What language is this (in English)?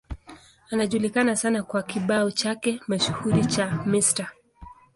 Swahili